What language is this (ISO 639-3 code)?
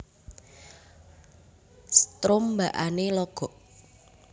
jav